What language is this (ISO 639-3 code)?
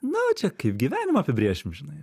lit